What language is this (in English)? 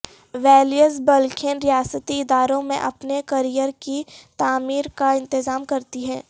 Urdu